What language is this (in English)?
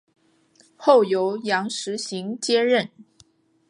Chinese